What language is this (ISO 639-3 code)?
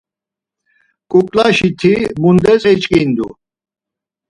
lzz